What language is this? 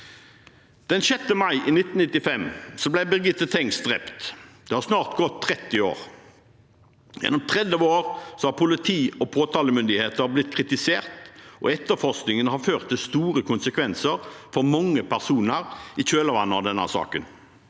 Norwegian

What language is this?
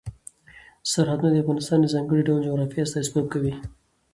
Pashto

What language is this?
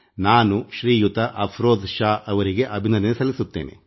Kannada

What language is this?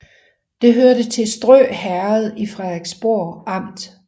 Danish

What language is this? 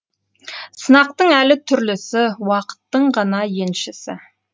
Kazakh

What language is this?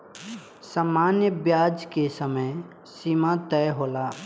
Bhojpuri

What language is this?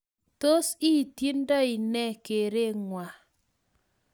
Kalenjin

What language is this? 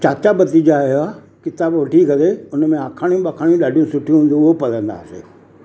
Sindhi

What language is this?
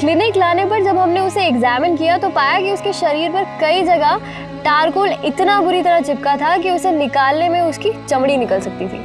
Hindi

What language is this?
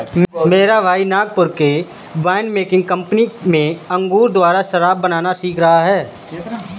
Hindi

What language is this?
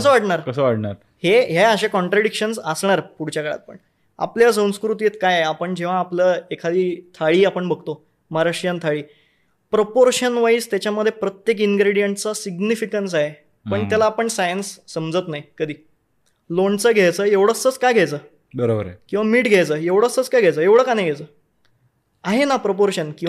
Marathi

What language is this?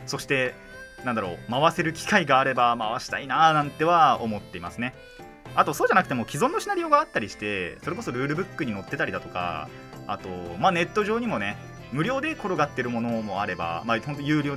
Japanese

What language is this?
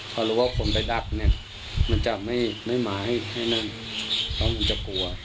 Thai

